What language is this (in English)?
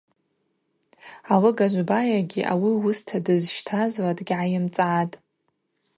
Abaza